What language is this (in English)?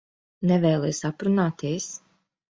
Latvian